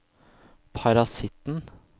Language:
Norwegian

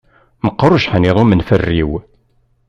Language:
Kabyle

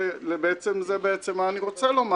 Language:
Hebrew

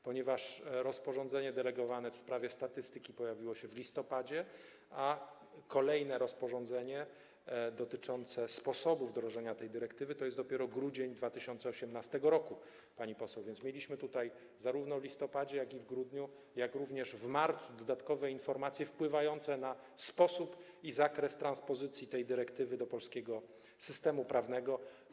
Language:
Polish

